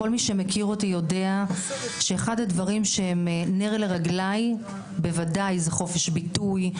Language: Hebrew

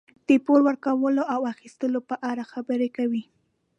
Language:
Pashto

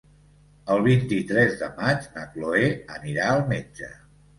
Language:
Catalan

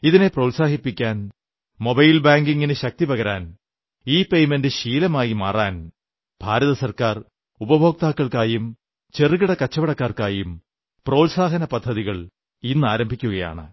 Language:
Malayalam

